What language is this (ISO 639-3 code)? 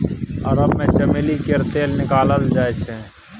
mai